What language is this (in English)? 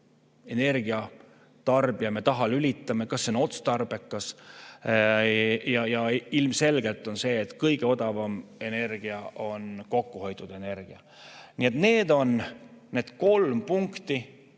Estonian